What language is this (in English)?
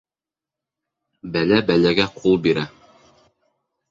Bashkir